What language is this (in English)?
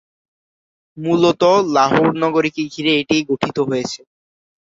Bangla